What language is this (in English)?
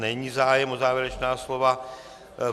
Czech